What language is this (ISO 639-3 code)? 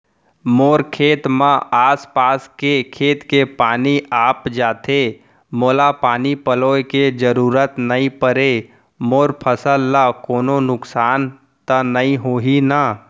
hne